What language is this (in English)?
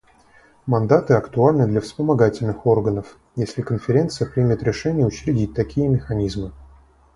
Russian